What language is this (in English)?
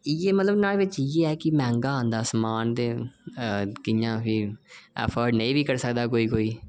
Dogri